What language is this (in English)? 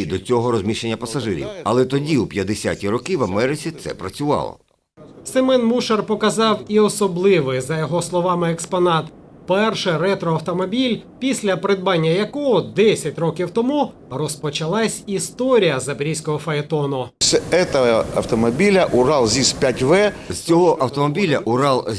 Ukrainian